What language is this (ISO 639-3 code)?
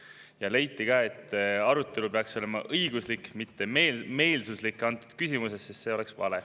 est